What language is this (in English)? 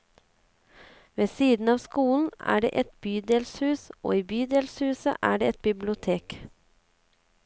Norwegian